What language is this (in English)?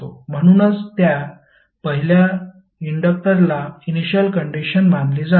Marathi